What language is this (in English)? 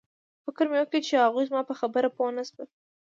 Pashto